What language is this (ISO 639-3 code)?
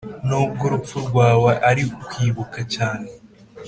kin